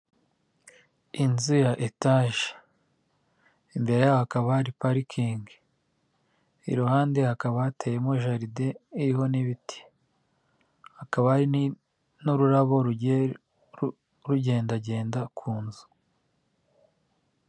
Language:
Kinyarwanda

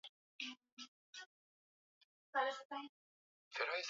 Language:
Swahili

